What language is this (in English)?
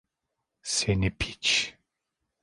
Turkish